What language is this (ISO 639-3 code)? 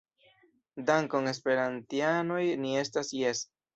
epo